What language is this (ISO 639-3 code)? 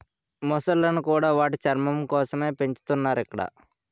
tel